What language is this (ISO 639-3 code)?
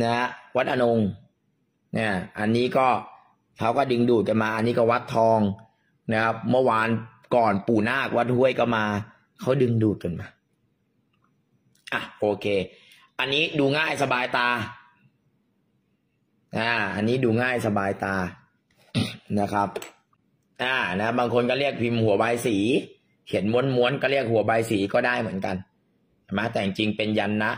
tha